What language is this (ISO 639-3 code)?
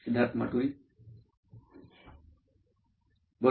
mar